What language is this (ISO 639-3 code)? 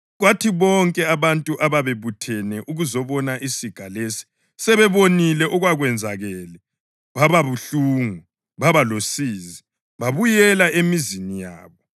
nde